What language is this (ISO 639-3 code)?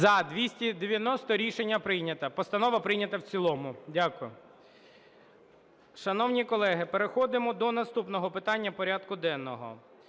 ukr